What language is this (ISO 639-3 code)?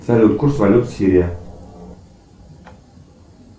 rus